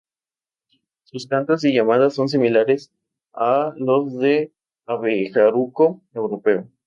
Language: Spanish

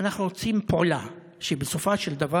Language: Hebrew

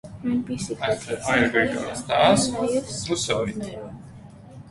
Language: Armenian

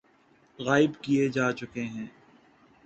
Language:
Urdu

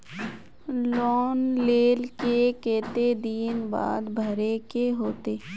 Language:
Magahi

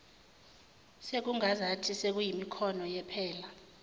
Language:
Zulu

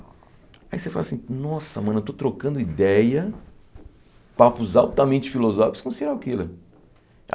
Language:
Portuguese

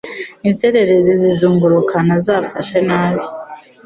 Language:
Kinyarwanda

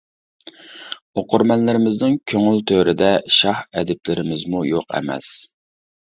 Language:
Uyghur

